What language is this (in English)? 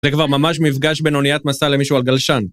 Hebrew